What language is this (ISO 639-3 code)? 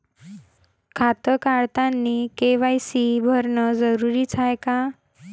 mar